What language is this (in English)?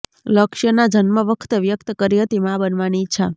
Gujarati